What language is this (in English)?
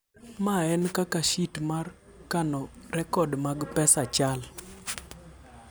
Luo (Kenya and Tanzania)